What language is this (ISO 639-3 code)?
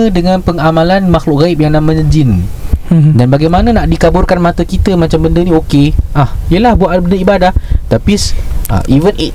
msa